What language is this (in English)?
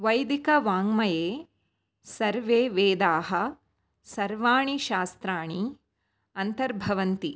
Sanskrit